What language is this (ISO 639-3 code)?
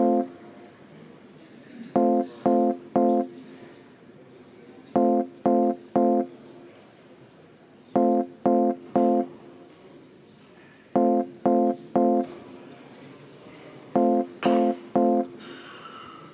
est